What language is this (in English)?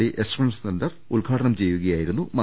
Malayalam